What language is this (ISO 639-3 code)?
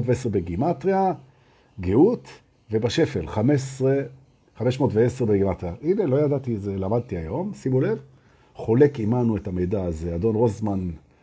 heb